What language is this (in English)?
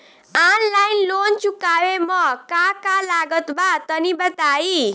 Bhojpuri